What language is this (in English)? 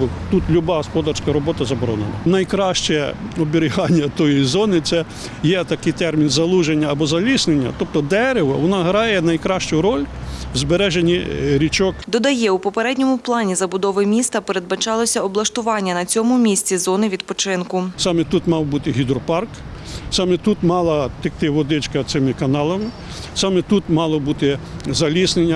Ukrainian